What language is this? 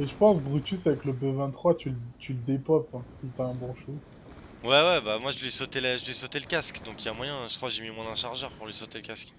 French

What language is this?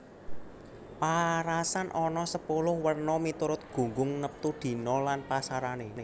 Javanese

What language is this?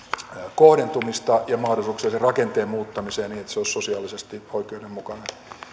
Finnish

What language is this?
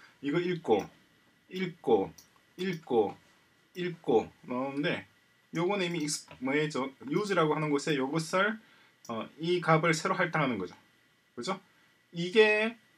Korean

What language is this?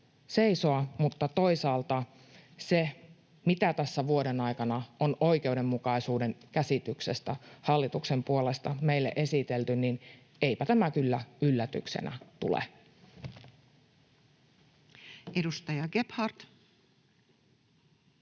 Finnish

